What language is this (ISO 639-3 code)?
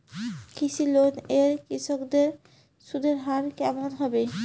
ben